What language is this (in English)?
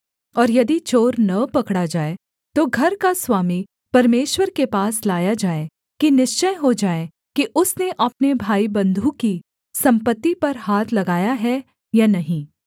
Hindi